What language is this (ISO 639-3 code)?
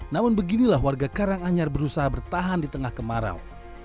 ind